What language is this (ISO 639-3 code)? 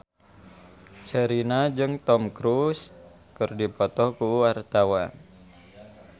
sun